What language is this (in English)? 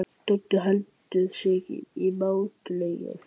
Icelandic